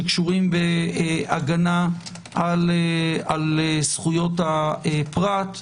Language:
Hebrew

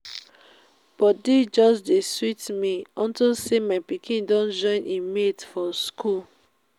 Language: Nigerian Pidgin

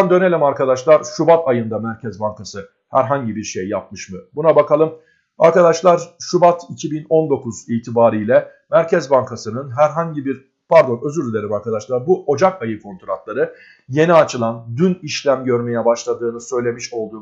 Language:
Turkish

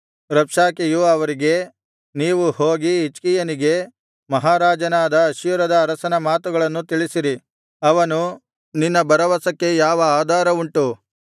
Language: Kannada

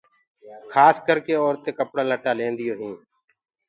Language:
Gurgula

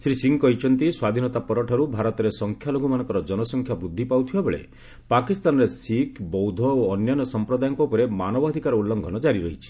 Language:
Odia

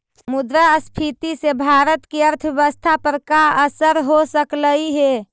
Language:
Magahi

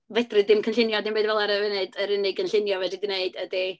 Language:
Welsh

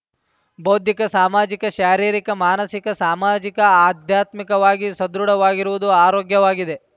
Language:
Kannada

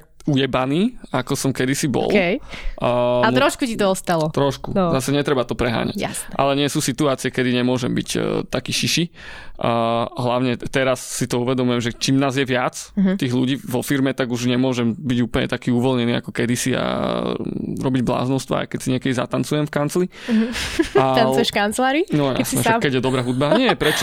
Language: Slovak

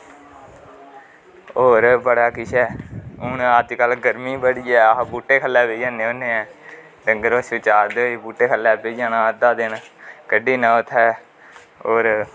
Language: Dogri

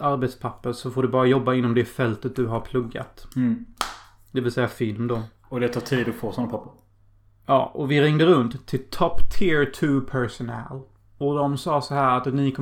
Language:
Swedish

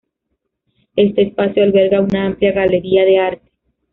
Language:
Spanish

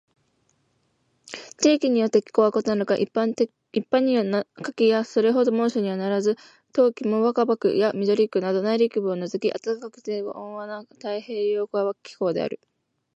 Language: Japanese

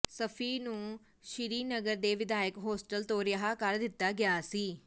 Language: Punjabi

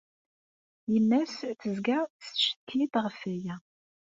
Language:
Kabyle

